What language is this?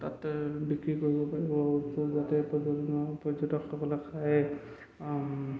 Assamese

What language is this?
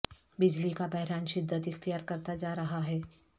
Urdu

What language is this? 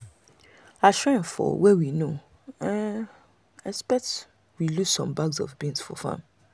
Nigerian Pidgin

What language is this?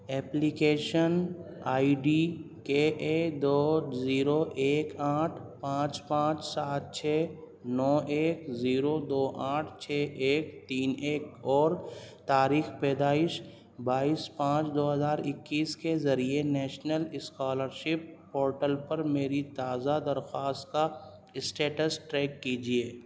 Urdu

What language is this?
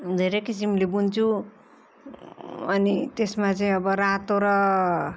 Nepali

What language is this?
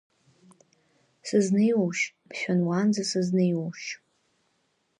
Abkhazian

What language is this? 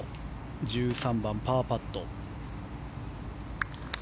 Japanese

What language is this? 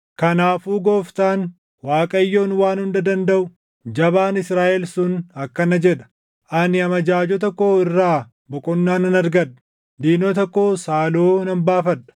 Oromo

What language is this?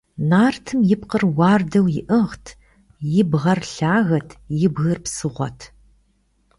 Kabardian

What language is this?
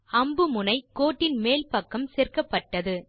Tamil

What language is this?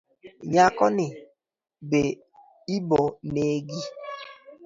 Luo (Kenya and Tanzania)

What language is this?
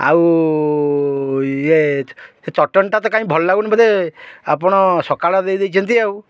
Odia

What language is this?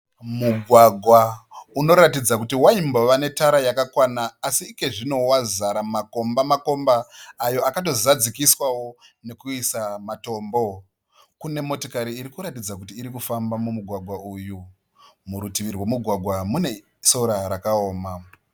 Shona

